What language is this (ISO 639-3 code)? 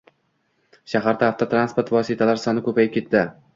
uzb